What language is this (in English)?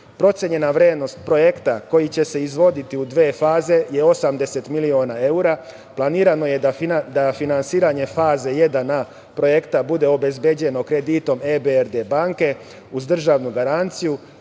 Serbian